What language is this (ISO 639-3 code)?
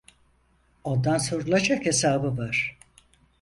tur